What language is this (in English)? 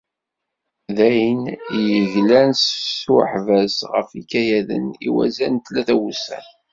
Kabyle